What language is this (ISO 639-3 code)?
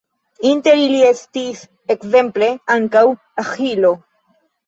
epo